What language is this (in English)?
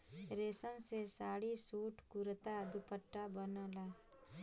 Bhojpuri